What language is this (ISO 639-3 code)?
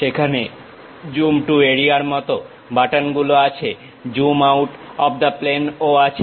ben